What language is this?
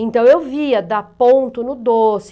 Portuguese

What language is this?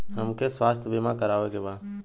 Bhojpuri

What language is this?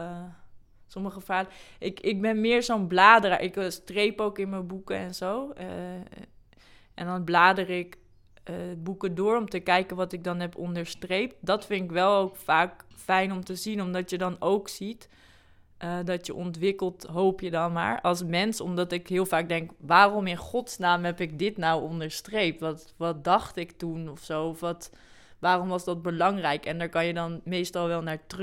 Dutch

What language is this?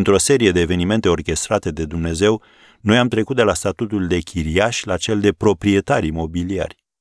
Romanian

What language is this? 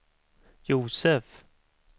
Swedish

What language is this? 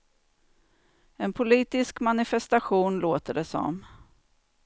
Swedish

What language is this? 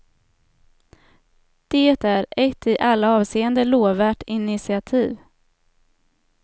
Swedish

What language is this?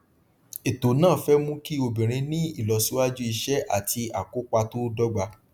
Yoruba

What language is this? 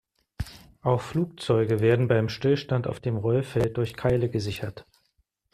German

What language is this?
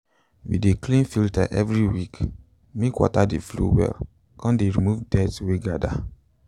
Nigerian Pidgin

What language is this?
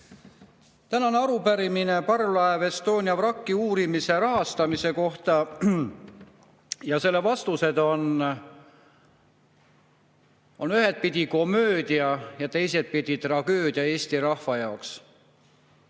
Estonian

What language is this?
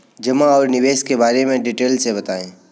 Hindi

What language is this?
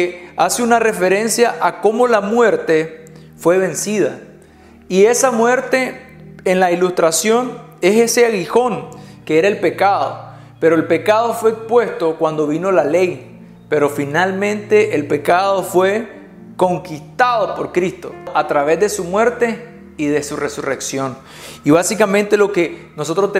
Spanish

